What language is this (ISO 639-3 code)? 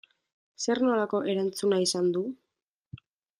eus